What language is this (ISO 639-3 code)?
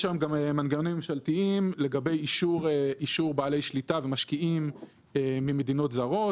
heb